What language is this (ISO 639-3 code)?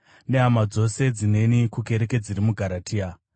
sna